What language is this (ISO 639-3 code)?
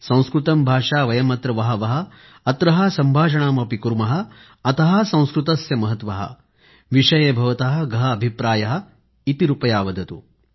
mar